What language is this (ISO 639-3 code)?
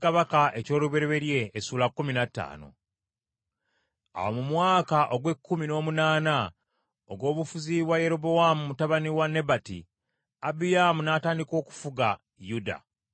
lug